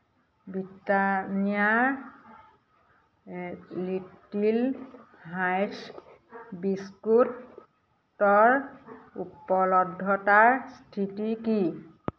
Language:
Assamese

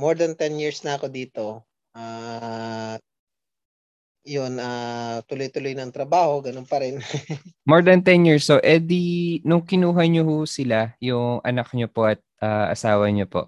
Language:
Filipino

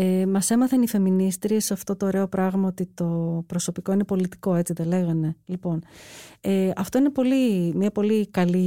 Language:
Greek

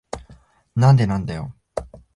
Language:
Japanese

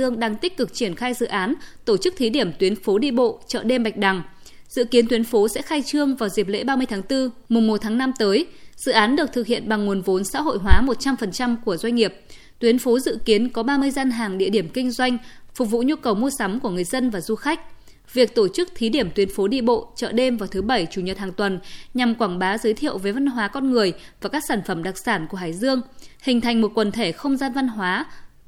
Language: Vietnamese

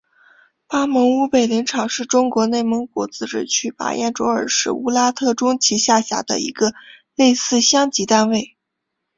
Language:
Chinese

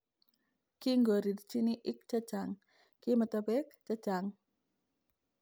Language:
Kalenjin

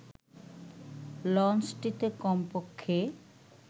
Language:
Bangla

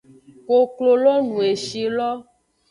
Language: Aja (Benin)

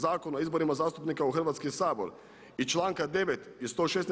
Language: Croatian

